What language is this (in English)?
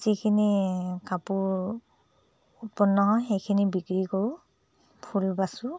Assamese